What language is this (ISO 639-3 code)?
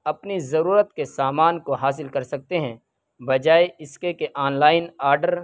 urd